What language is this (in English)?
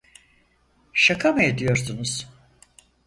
Turkish